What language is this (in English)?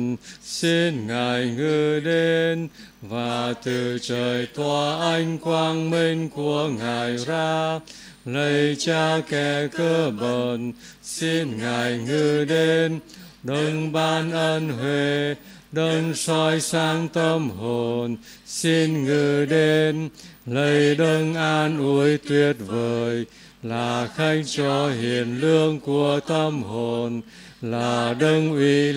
Vietnamese